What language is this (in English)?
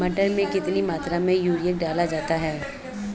Hindi